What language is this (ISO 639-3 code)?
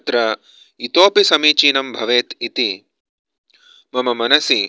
san